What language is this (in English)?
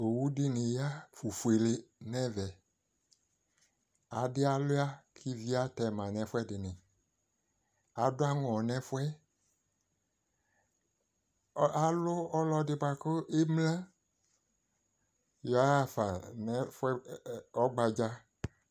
Ikposo